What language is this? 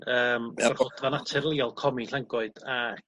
Welsh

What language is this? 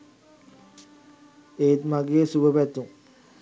Sinhala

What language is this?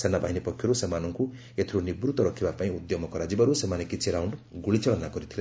Odia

